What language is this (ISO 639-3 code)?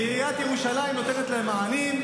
heb